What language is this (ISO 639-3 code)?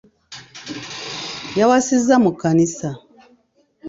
lug